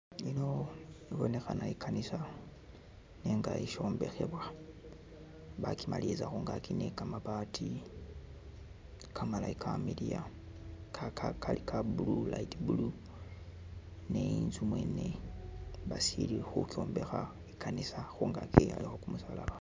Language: Masaaba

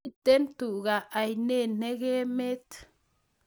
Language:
Kalenjin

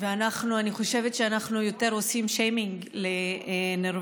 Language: Hebrew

